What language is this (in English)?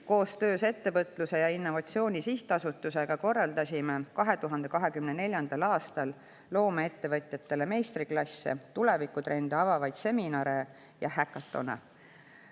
Estonian